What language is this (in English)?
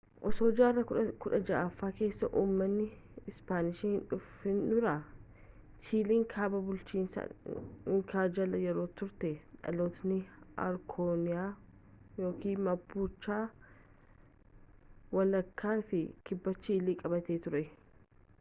Oromo